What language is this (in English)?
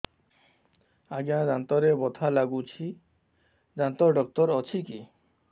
Odia